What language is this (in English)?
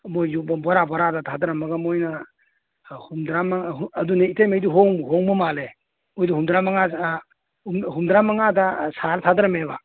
Manipuri